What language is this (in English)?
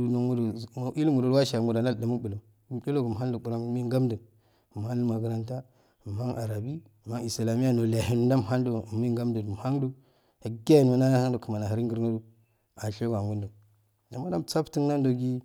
Afade